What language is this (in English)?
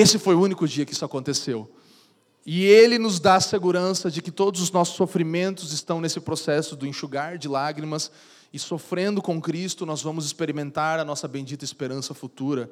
Portuguese